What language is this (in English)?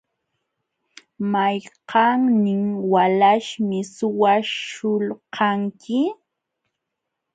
Jauja Wanca Quechua